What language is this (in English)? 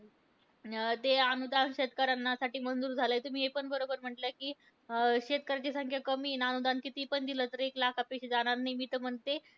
Marathi